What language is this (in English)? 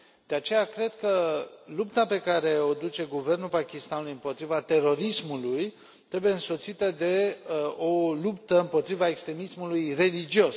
Romanian